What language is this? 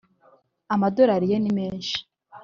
Kinyarwanda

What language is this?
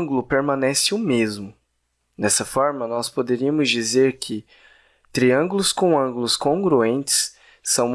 Portuguese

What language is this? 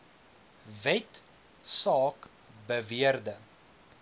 Afrikaans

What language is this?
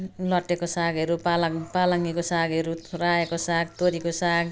Nepali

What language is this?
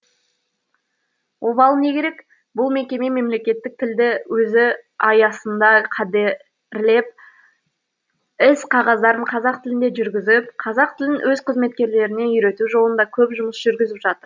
Kazakh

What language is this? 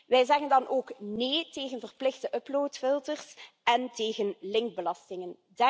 Dutch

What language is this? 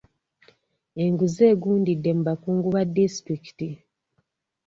Ganda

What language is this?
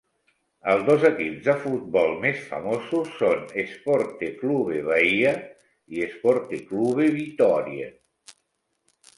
Catalan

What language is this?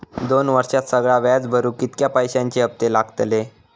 Marathi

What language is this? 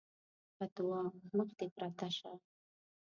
Pashto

